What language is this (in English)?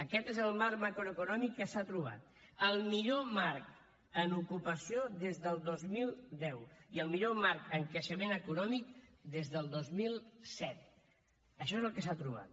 Catalan